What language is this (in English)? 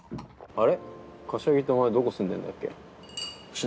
Japanese